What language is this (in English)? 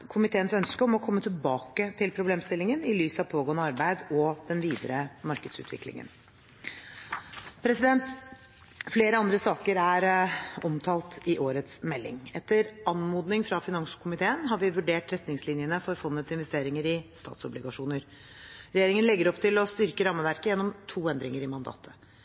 Norwegian Bokmål